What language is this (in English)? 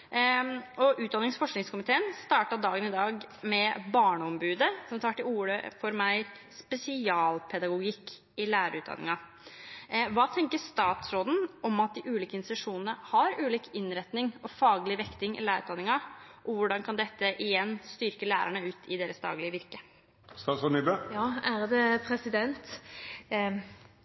Norwegian Bokmål